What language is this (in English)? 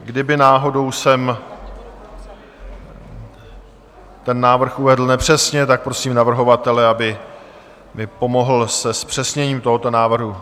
Czech